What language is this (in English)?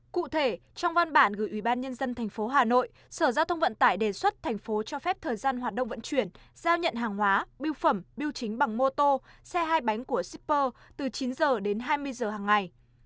Vietnamese